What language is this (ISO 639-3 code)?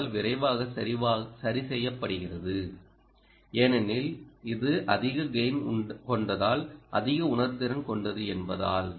tam